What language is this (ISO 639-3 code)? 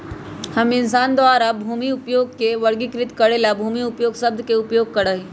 mag